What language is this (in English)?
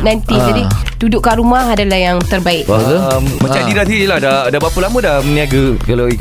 Malay